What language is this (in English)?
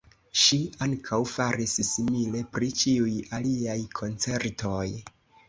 Esperanto